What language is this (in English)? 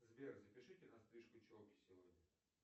Russian